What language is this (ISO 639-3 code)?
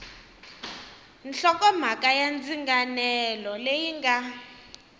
tso